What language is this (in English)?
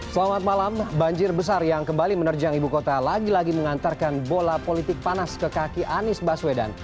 Indonesian